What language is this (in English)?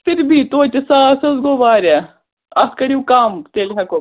Kashmiri